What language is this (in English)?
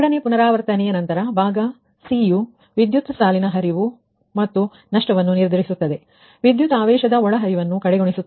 Kannada